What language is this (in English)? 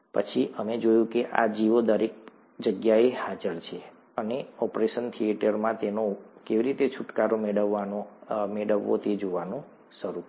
Gujarati